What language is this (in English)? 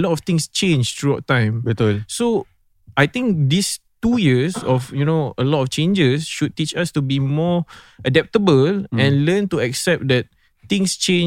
Malay